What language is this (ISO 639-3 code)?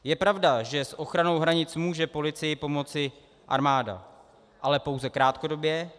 ces